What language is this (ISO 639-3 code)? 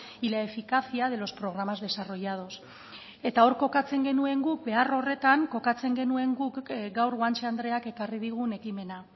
eus